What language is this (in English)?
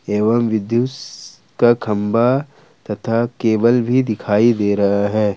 Hindi